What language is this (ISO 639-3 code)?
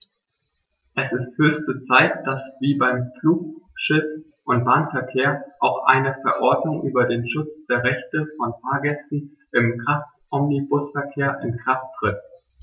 deu